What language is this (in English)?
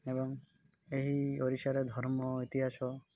Odia